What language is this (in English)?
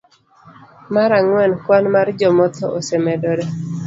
Luo (Kenya and Tanzania)